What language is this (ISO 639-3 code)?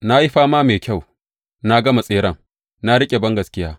hau